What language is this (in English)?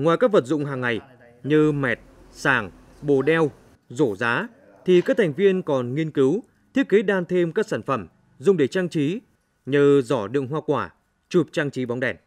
Vietnamese